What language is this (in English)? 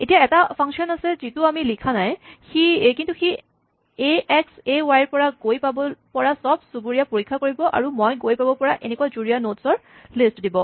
Assamese